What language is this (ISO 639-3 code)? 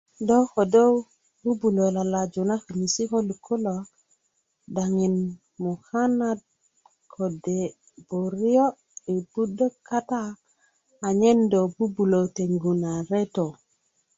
ukv